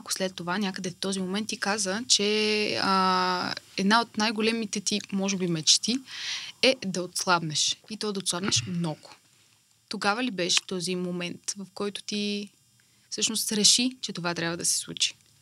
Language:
Bulgarian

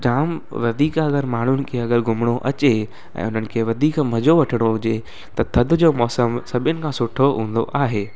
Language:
Sindhi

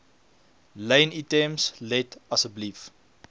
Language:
Afrikaans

